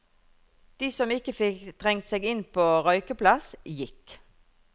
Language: Norwegian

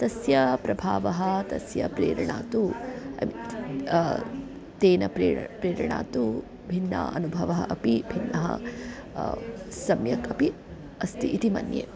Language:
Sanskrit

